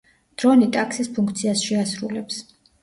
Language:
Georgian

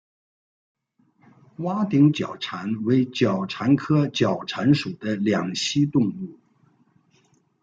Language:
Chinese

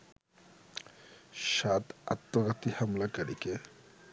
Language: Bangla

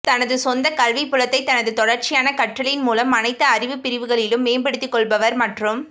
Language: Tamil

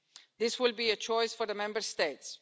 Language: English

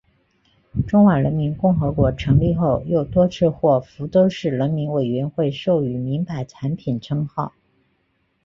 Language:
Chinese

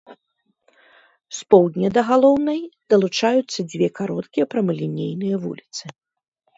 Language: Belarusian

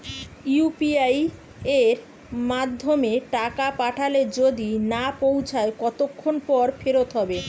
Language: Bangla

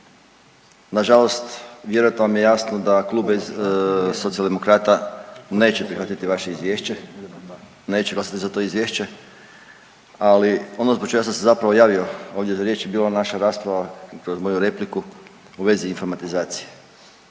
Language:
Croatian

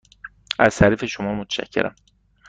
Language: Persian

